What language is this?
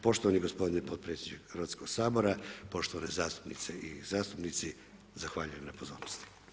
Croatian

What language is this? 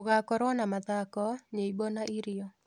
Kikuyu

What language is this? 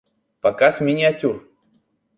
Russian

